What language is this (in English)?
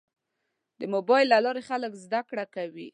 Pashto